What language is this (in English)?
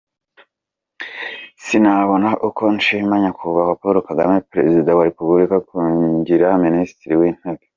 Kinyarwanda